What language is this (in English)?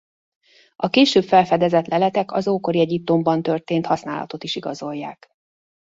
Hungarian